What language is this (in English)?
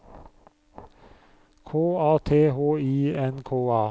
Norwegian